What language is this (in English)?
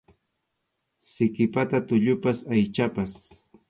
Arequipa-La Unión Quechua